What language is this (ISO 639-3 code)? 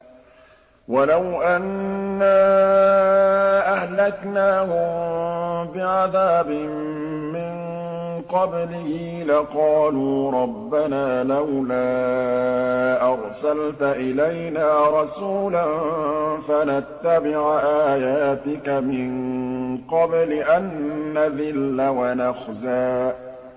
ara